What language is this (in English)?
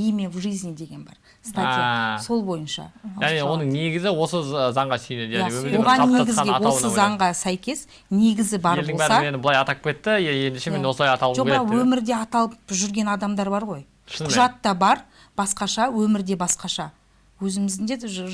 Turkish